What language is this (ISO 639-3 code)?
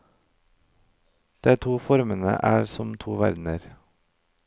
nor